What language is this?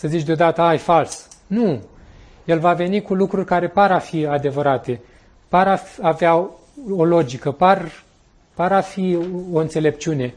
Romanian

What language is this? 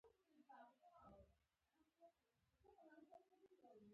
Pashto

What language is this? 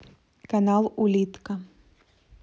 Russian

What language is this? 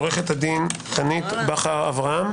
Hebrew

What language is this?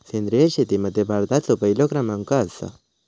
Marathi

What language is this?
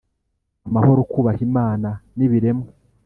Kinyarwanda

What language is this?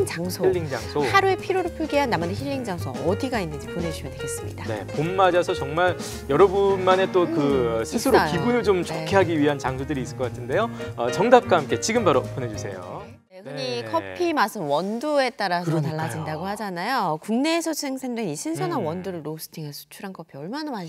Korean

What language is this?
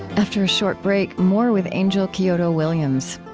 English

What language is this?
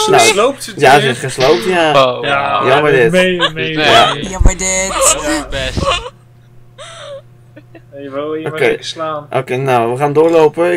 Dutch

